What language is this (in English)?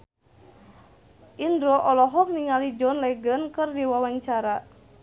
Sundanese